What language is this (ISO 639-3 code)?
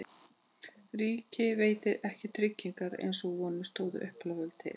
isl